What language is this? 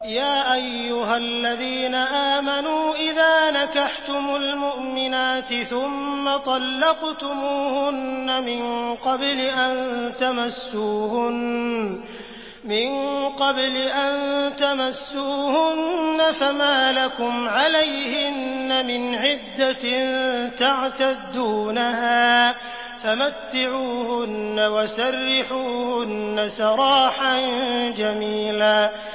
Arabic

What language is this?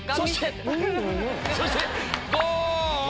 Japanese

